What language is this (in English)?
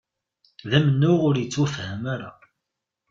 Kabyle